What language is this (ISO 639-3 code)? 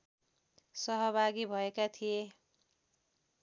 nep